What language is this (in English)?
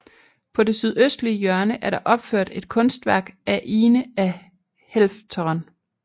Danish